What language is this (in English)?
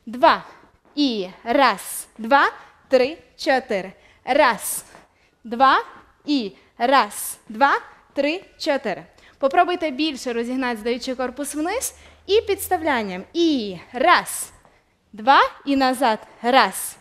Ukrainian